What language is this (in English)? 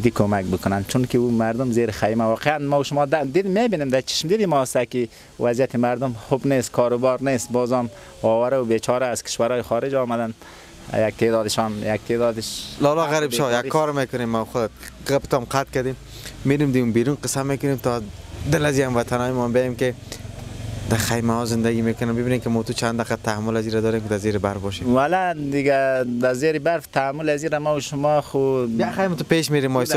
Persian